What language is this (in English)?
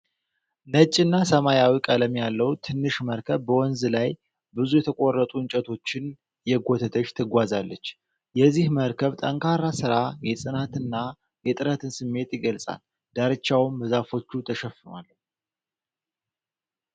Amharic